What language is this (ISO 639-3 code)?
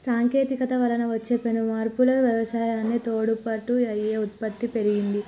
tel